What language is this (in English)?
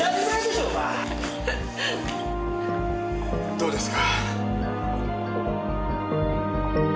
Japanese